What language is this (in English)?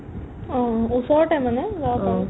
Assamese